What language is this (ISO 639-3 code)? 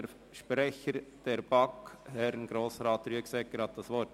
gsw